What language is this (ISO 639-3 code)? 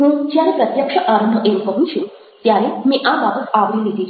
guj